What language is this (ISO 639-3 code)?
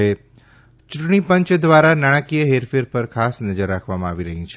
guj